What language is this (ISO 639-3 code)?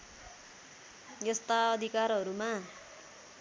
nep